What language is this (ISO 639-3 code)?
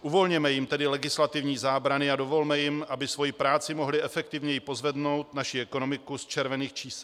ces